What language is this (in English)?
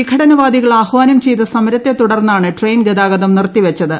Malayalam